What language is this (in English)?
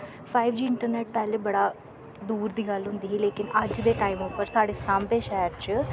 Dogri